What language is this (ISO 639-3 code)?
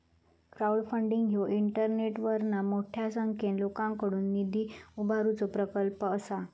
mar